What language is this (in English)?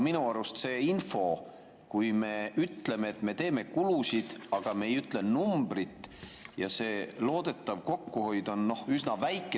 Estonian